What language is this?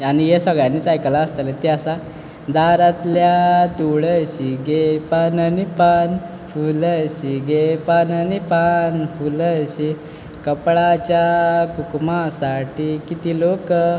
Konkani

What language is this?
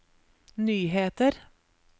Norwegian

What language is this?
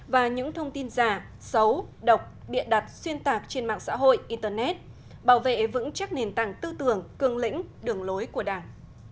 Vietnamese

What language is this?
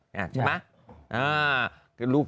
Thai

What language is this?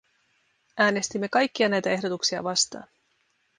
Finnish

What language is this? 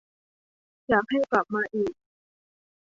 Thai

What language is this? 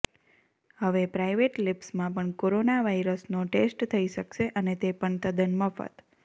Gujarati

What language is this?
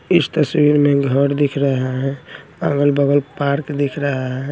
Hindi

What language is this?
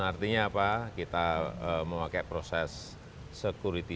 Indonesian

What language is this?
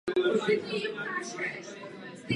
Czech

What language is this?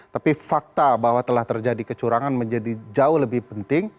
Indonesian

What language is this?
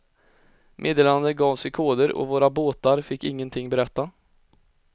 Swedish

